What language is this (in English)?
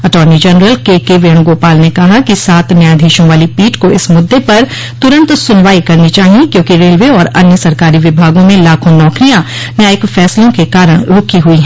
Hindi